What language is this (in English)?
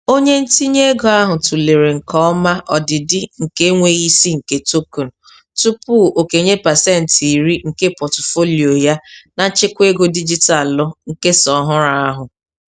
Igbo